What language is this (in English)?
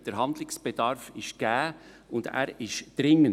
Swiss German